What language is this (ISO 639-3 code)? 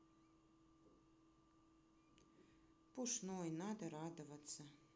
rus